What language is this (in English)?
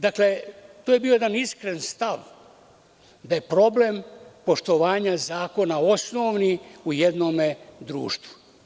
Serbian